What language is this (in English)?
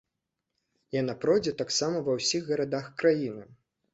Belarusian